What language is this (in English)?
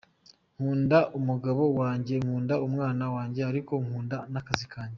Kinyarwanda